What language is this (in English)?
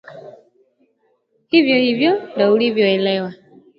Swahili